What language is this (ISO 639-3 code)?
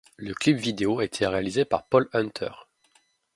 fra